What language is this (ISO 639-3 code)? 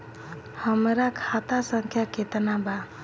bho